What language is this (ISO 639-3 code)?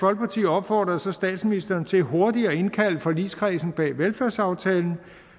dan